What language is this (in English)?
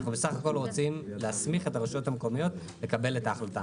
Hebrew